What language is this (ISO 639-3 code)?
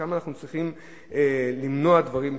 heb